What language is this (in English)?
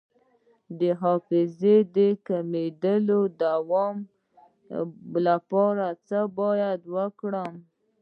Pashto